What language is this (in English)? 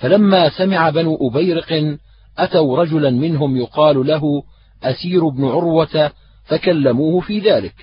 Arabic